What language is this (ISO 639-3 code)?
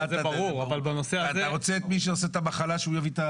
heb